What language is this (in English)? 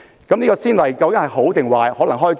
Cantonese